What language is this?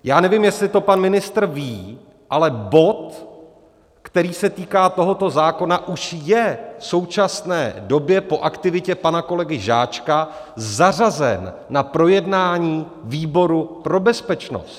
Czech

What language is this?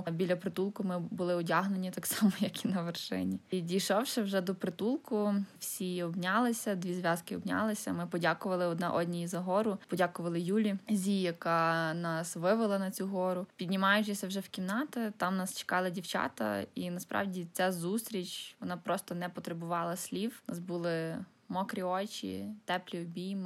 Ukrainian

